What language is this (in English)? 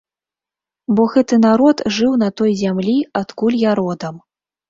Belarusian